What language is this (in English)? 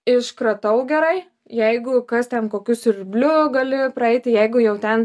Lithuanian